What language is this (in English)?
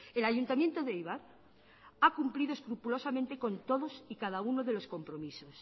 Spanish